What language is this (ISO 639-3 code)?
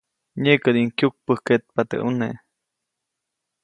zoc